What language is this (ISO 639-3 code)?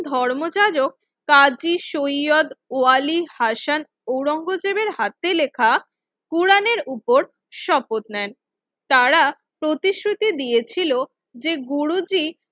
ben